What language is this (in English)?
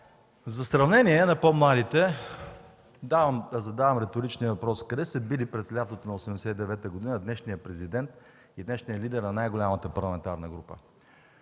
Bulgarian